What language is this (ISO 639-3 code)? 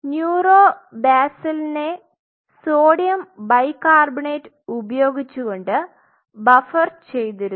mal